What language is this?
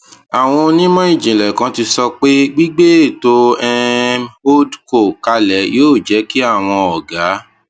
Yoruba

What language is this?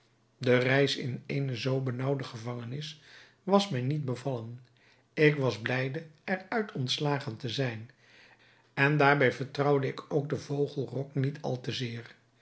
Dutch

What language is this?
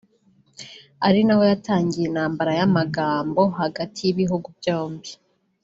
Kinyarwanda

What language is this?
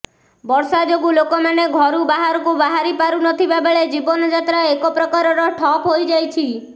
Odia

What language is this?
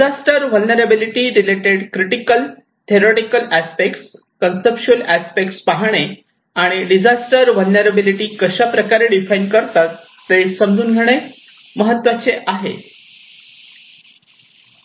Marathi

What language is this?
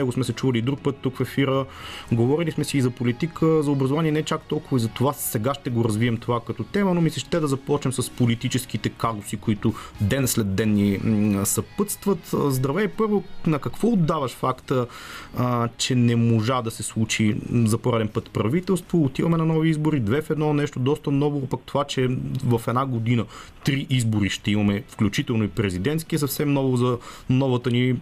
Bulgarian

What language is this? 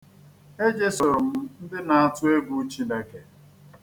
Igbo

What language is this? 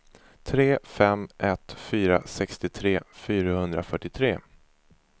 Swedish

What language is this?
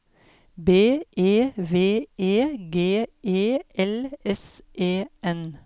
Norwegian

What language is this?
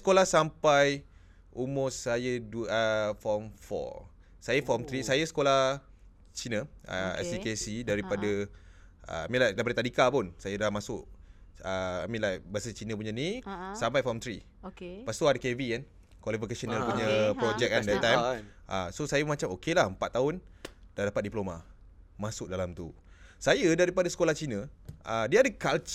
Malay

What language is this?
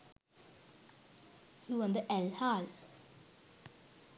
Sinhala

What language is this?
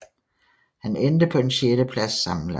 Danish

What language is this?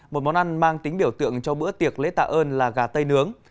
Vietnamese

